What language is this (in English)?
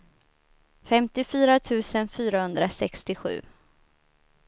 Swedish